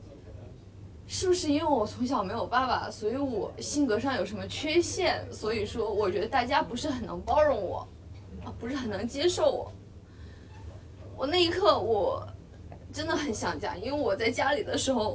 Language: Chinese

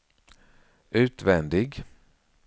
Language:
Swedish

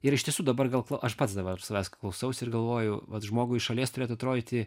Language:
Lithuanian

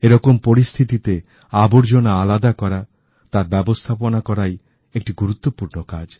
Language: Bangla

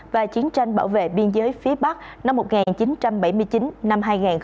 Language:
Vietnamese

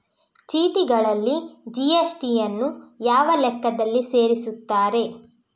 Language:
Kannada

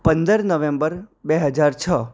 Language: Gujarati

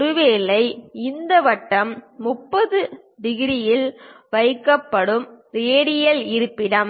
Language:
Tamil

